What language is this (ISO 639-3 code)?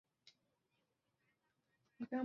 zho